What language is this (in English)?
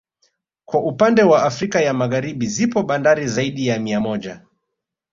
Swahili